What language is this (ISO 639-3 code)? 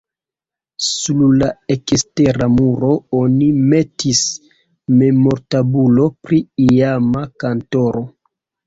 epo